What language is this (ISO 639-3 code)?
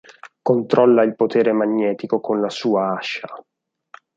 ita